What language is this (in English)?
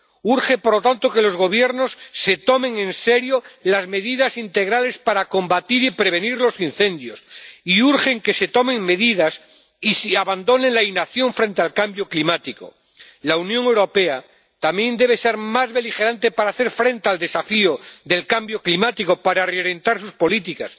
Spanish